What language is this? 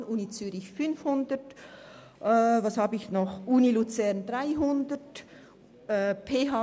Swiss German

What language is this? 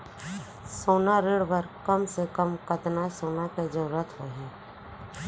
Chhattisgarhi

